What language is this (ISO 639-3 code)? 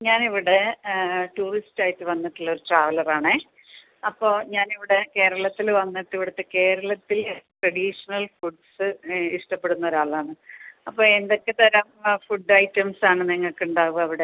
mal